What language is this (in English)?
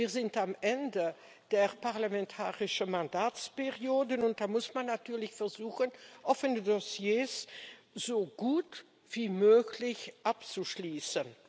German